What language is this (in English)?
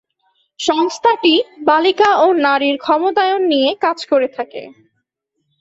Bangla